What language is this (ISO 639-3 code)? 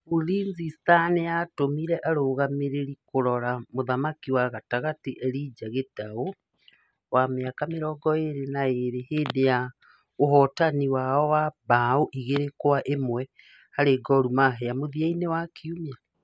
kik